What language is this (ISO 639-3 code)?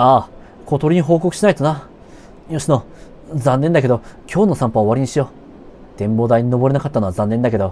jpn